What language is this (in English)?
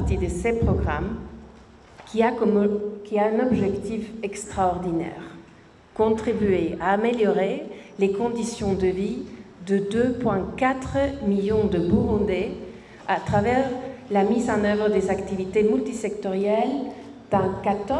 French